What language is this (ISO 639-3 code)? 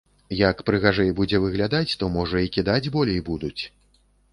bel